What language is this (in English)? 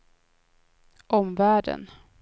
Swedish